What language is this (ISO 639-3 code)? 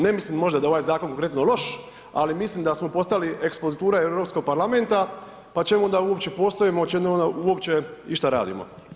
hrv